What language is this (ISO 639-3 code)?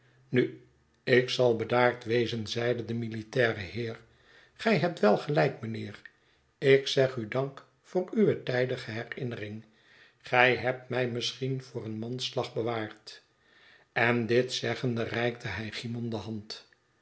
nld